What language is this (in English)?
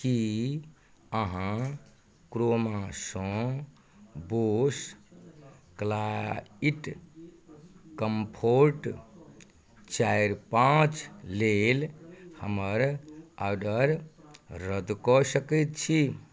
Maithili